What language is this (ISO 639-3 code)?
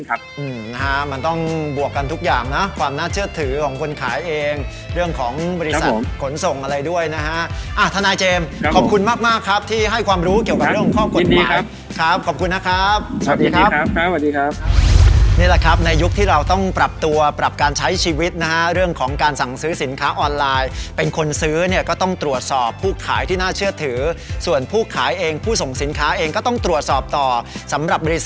tha